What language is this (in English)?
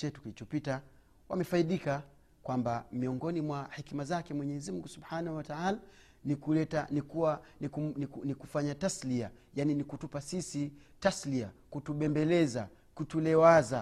Swahili